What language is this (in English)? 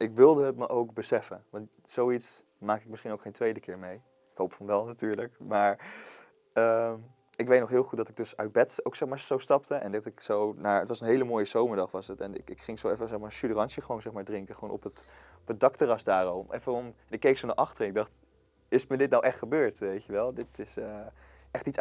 Dutch